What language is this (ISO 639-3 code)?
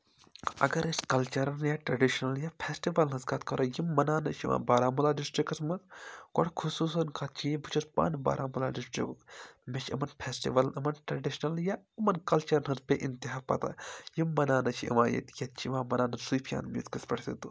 kas